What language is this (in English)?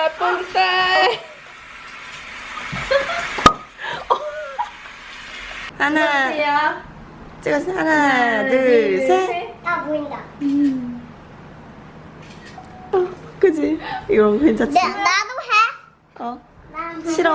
Korean